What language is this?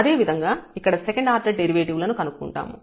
Telugu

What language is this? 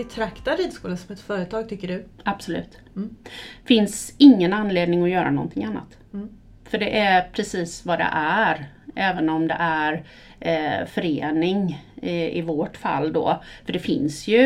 Swedish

